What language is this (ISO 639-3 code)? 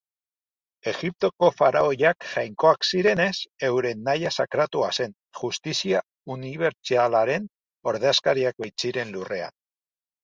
eus